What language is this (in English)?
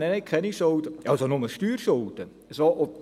Swiss German